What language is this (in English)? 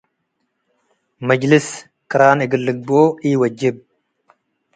Tigre